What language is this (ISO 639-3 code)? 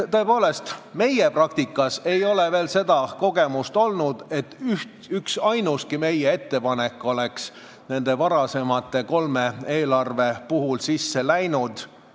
est